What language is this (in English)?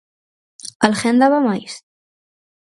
Galician